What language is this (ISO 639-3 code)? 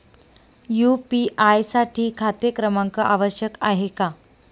mar